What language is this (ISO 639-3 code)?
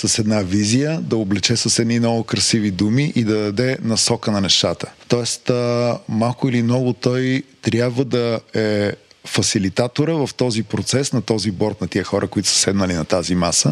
bul